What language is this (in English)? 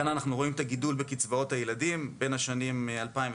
Hebrew